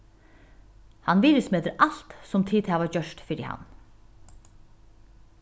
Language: Faroese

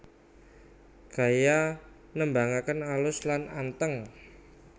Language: Javanese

